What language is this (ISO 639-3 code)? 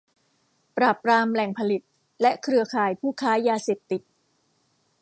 tha